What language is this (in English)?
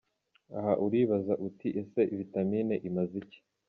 Kinyarwanda